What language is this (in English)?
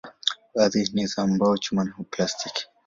Swahili